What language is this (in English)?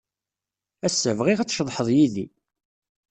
Kabyle